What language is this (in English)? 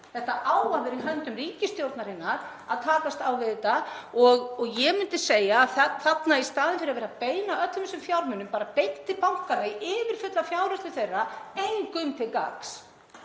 Icelandic